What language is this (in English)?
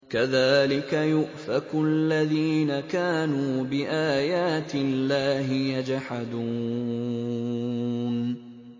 Arabic